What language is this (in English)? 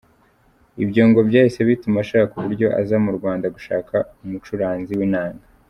Kinyarwanda